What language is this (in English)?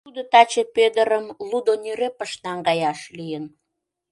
Mari